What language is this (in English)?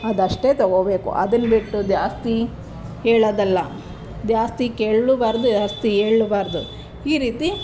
Kannada